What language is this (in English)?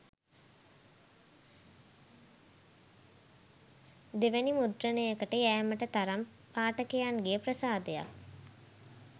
Sinhala